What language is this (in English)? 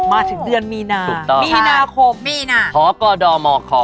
Thai